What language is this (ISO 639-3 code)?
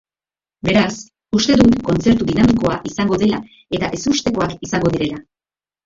eus